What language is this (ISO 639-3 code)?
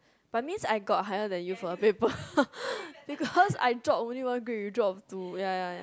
eng